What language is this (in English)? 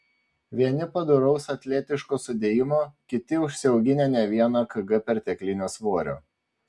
Lithuanian